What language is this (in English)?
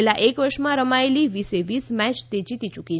Gujarati